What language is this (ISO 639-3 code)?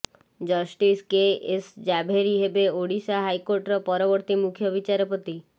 ori